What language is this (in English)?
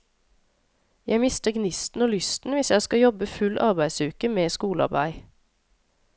Norwegian